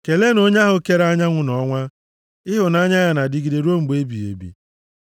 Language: Igbo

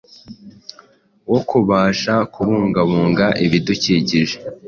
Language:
Kinyarwanda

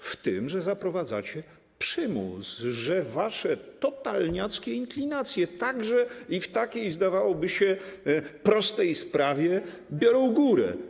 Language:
Polish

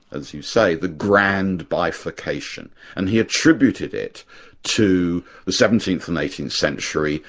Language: English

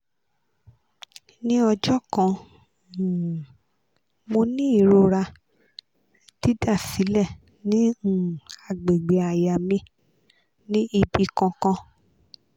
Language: Yoruba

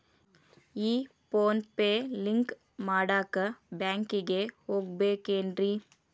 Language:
Kannada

